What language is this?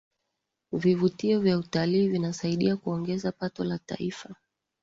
Swahili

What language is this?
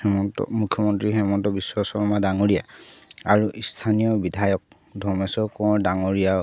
Assamese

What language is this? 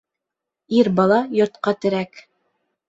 Bashkir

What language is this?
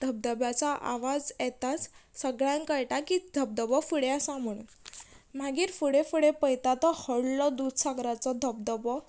Konkani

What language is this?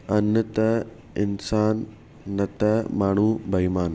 Sindhi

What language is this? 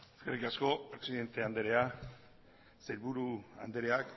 Basque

